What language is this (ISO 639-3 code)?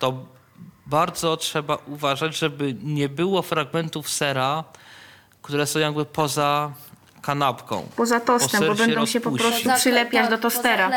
pol